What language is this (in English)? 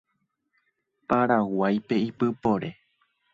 Guarani